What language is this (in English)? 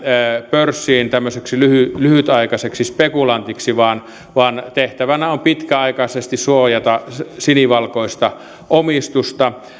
Finnish